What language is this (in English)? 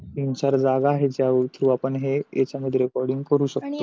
Marathi